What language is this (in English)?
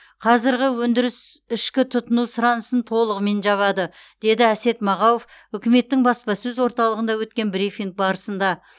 Kazakh